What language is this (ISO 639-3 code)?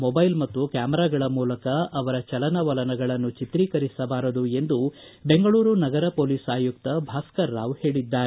kan